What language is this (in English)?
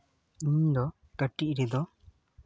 Santali